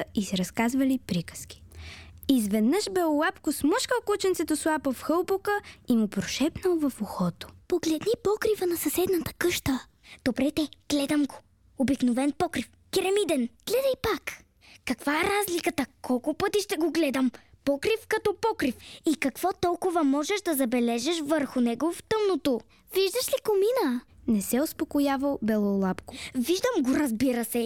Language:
Bulgarian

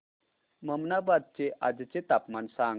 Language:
Marathi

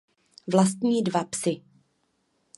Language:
Czech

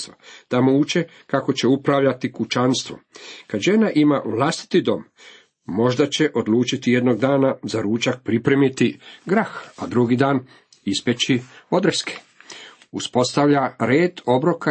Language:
Croatian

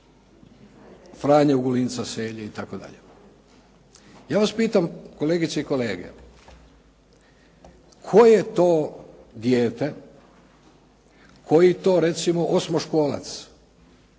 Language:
Croatian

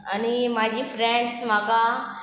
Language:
Konkani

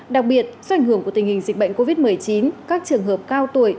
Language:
Vietnamese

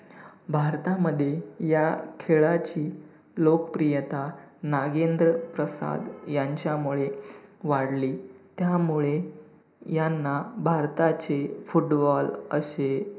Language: Marathi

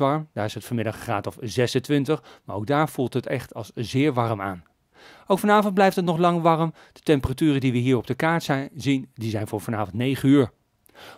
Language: Dutch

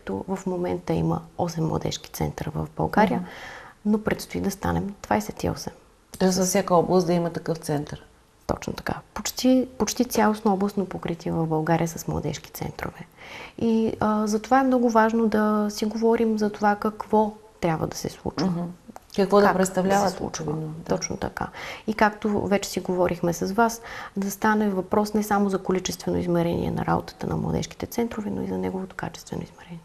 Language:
Bulgarian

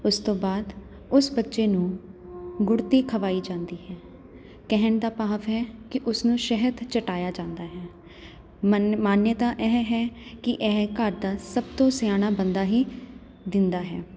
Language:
Punjabi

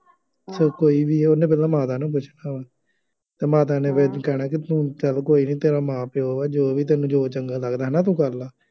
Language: Punjabi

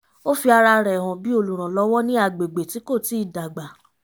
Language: Yoruba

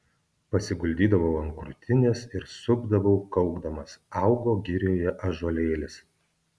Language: Lithuanian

